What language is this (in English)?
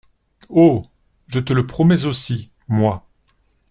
French